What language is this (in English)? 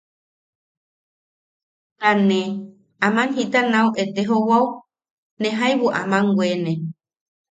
Yaqui